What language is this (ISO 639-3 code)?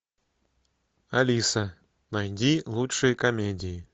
rus